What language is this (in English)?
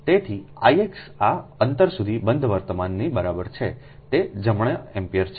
Gujarati